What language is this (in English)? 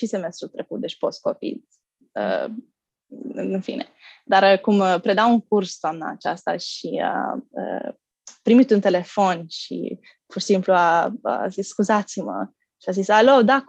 Romanian